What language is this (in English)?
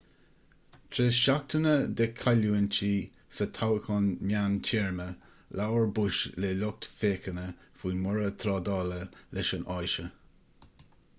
Irish